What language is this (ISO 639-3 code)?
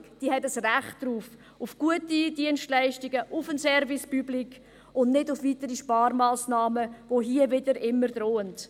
gsw